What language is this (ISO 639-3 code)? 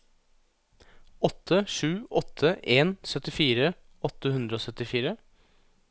nor